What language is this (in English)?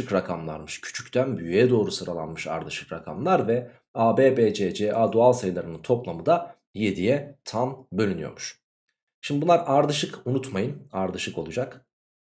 Turkish